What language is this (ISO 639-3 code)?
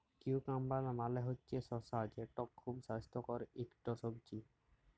ben